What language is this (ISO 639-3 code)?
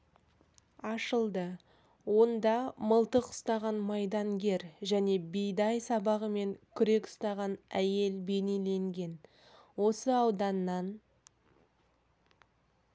kaz